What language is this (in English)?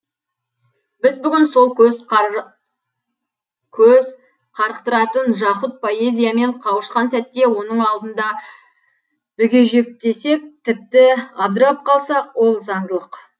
Kazakh